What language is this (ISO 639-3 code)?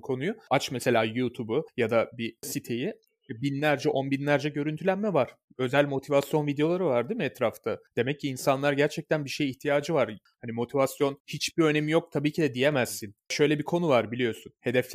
tur